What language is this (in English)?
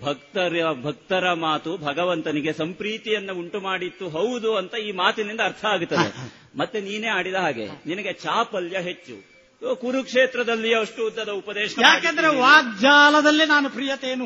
Kannada